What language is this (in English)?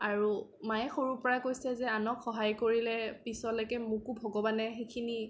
Assamese